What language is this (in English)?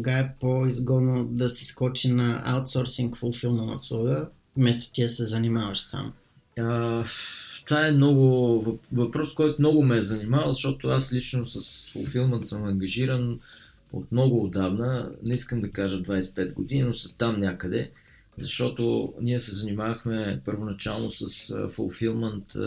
Bulgarian